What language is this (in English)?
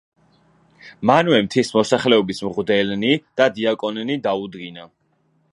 Georgian